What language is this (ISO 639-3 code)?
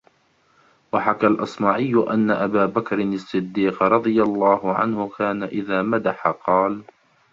ara